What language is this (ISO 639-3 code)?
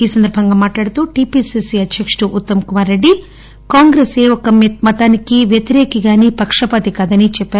tel